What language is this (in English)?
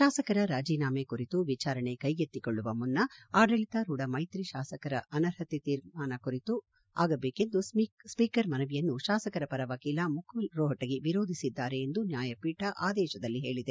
Kannada